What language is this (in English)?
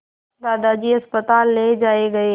Hindi